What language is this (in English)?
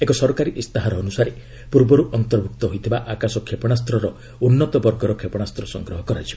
Odia